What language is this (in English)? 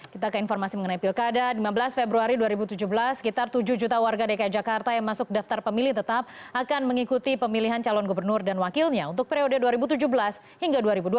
Indonesian